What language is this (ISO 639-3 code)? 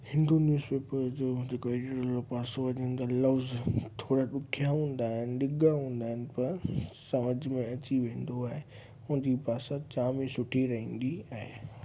snd